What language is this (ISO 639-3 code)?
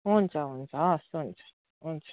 nep